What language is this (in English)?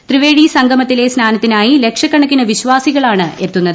Malayalam